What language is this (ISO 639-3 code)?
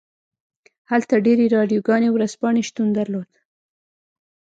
pus